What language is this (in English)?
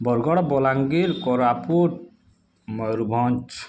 Odia